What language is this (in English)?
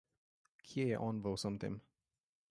Slovenian